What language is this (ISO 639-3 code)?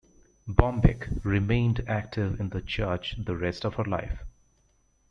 eng